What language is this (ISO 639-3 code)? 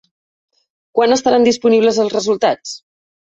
cat